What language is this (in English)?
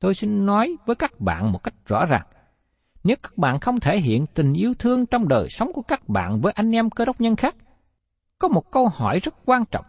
Vietnamese